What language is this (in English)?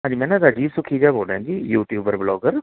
Punjabi